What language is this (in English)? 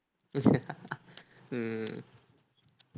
Tamil